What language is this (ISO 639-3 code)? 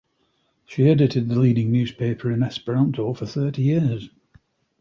eng